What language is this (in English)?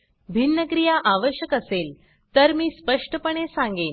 Marathi